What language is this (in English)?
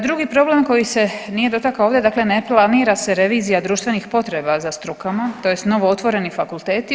Croatian